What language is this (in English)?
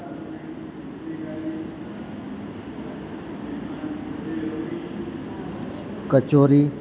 Gujarati